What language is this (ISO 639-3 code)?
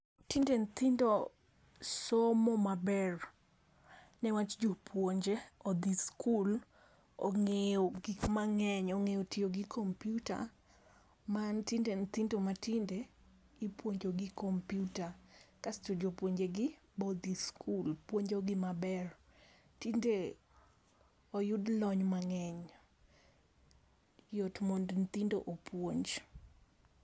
luo